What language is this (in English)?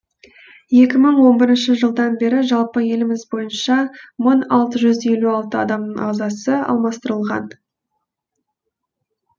Kazakh